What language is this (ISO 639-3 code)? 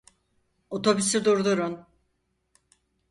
tur